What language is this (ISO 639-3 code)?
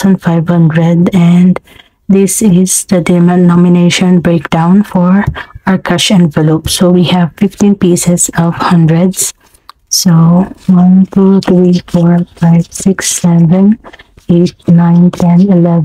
eng